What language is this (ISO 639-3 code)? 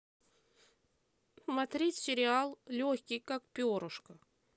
rus